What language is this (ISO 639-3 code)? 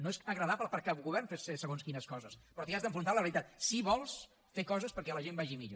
cat